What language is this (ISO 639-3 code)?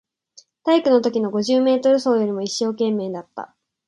jpn